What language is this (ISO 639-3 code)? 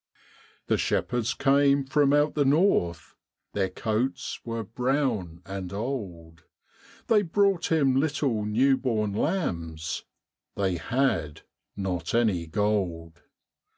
eng